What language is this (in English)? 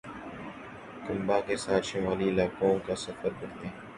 Urdu